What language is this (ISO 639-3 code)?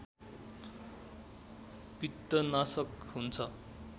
nep